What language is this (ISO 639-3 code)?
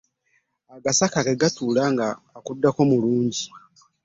lug